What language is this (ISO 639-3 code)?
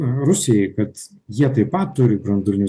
lit